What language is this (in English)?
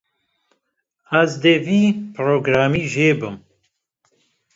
Kurdish